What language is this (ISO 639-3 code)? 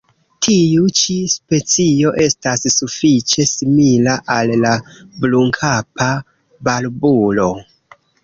epo